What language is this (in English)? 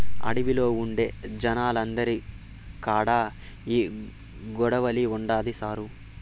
Telugu